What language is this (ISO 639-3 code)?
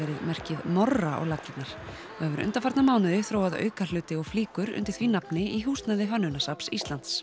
isl